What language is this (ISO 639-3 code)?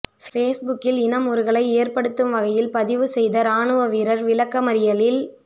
tam